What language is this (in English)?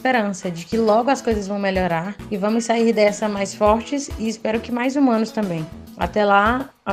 Portuguese